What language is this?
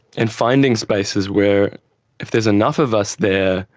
English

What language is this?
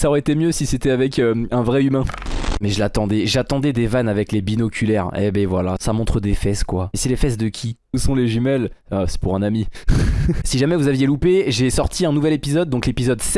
French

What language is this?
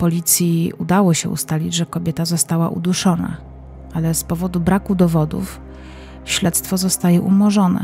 Polish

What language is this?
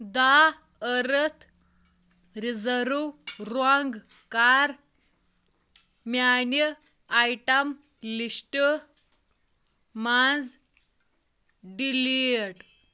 Kashmiri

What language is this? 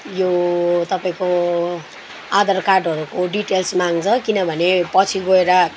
Nepali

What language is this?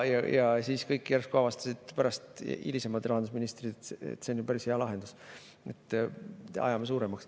Estonian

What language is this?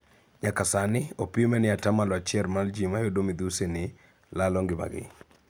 Luo (Kenya and Tanzania)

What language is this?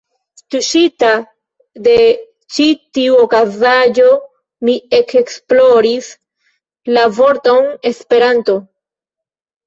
Esperanto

